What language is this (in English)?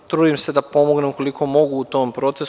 Serbian